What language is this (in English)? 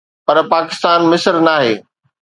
Sindhi